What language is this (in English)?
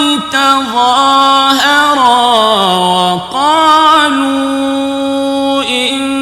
Arabic